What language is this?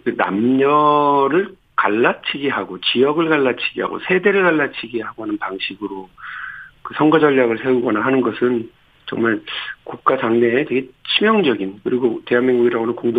Korean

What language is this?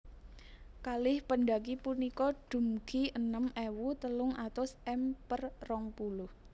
Javanese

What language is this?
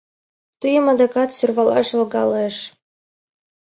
Mari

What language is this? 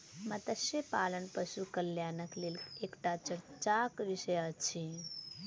Maithili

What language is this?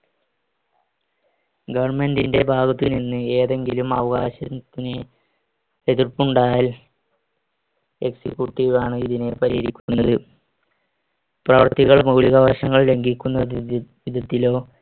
Malayalam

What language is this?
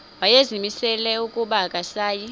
Xhosa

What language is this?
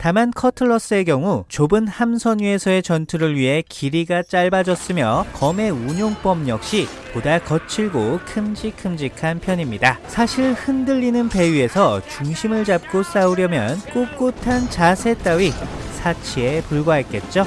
Korean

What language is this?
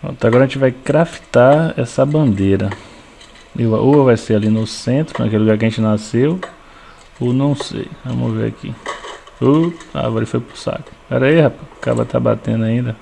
Portuguese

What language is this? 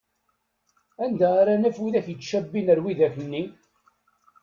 Kabyle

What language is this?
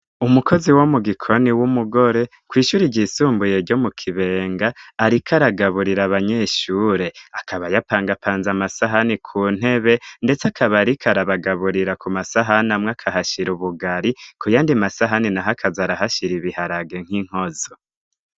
Rundi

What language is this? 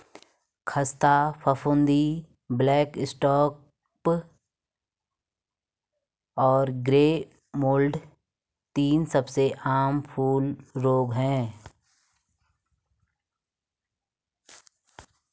Hindi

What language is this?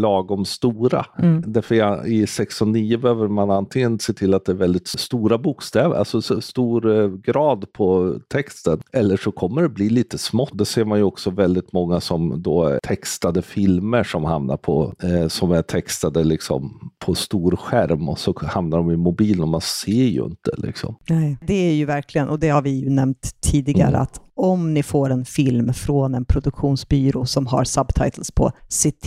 Swedish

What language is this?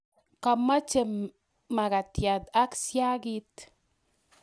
Kalenjin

